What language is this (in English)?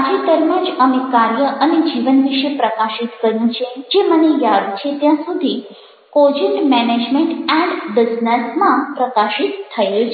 Gujarati